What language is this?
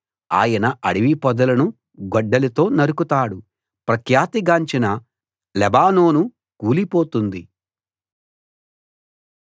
Telugu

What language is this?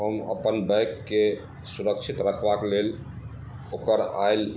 Maithili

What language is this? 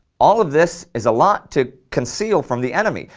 English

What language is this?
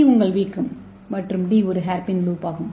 Tamil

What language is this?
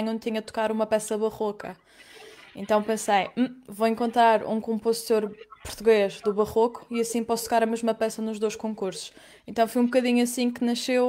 Portuguese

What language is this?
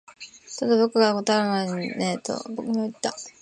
Japanese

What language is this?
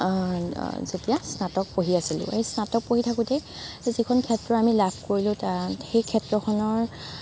Assamese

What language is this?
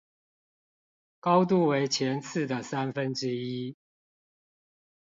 Chinese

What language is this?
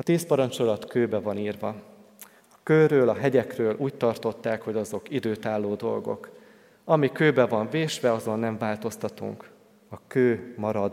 Hungarian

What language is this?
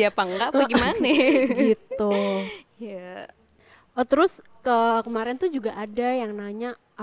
Indonesian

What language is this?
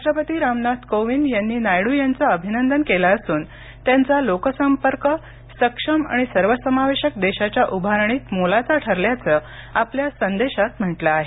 Marathi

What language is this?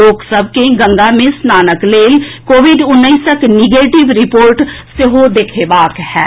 Maithili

